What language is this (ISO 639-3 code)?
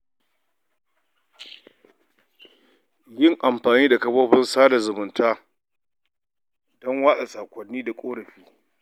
hau